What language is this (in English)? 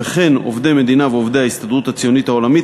Hebrew